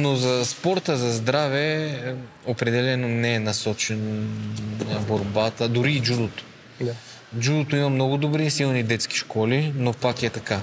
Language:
Bulgarian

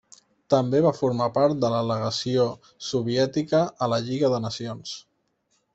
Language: Catalan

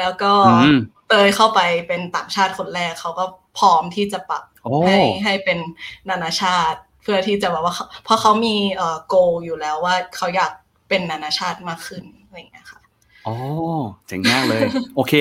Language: Thai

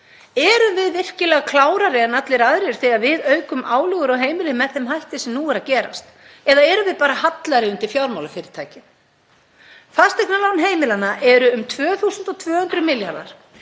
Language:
Icelandic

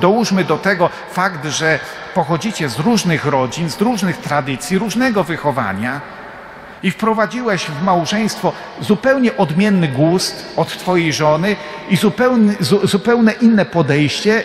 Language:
Polish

